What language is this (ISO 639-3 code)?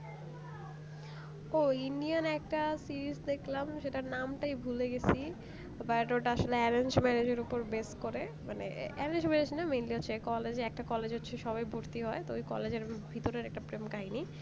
ben